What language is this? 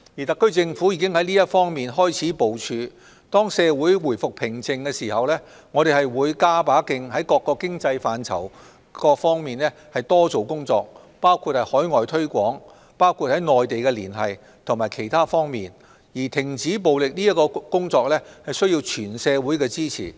Cantonese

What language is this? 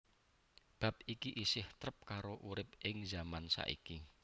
Javanese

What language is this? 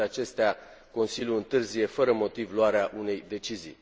Romanian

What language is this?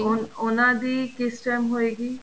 Punjabi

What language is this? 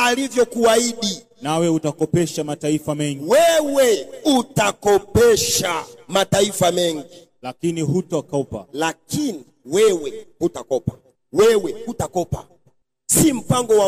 Swahili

